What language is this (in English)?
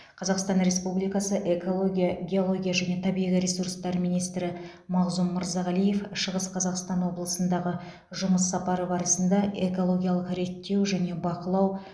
Kazakh